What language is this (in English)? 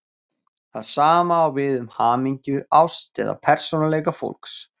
Icelandic